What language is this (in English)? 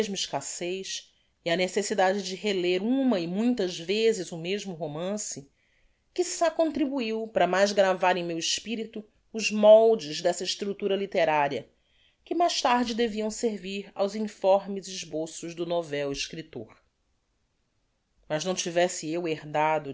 Portuguese